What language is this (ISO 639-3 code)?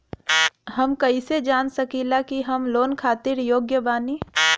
bho